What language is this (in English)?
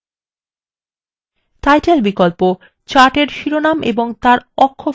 Bangla